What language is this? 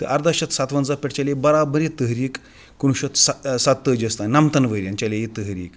Kashmiri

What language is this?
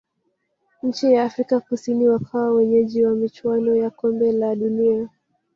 Swahili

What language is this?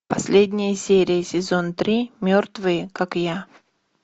Russian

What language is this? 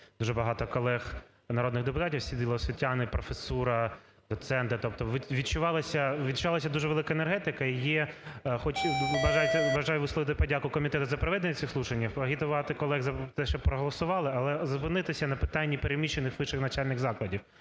Ukrainian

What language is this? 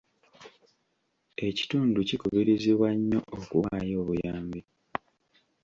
Ganda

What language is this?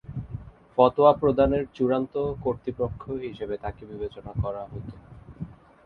Bangla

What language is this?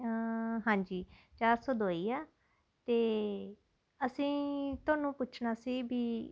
Punjabi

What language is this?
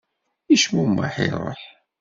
Kabyle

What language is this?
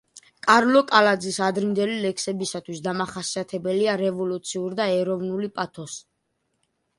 Georgian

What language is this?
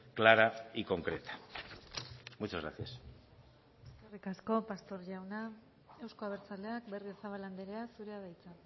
Basque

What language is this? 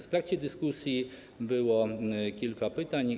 Polish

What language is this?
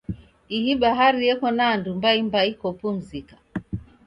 Taita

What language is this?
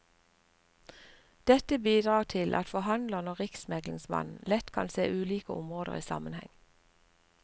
Norwegian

